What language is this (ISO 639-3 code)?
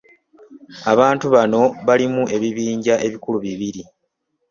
lug